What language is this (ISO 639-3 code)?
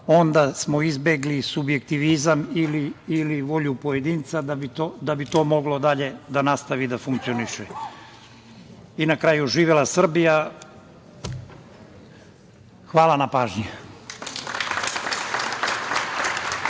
srp